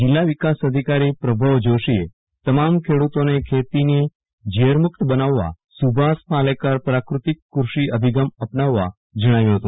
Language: Gujarati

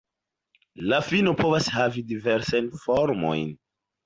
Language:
Esperanto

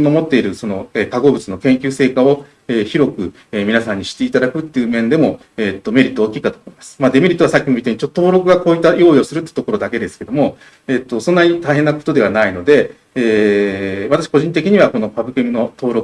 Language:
Japanese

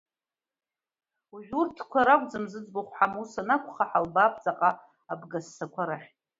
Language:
Abkhazian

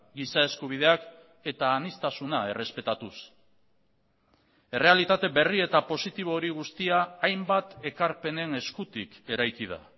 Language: Basque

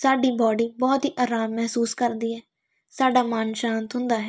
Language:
Punjabi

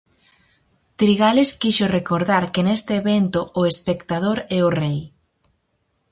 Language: Galician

